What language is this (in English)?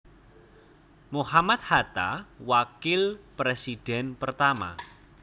Javanese